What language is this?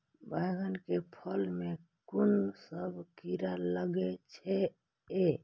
Maithili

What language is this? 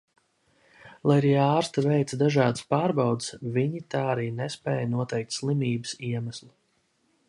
Latvian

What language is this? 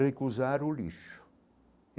Portuguese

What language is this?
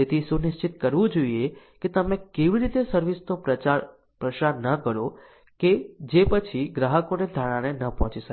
Gujarati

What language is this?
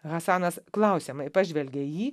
Lithuanian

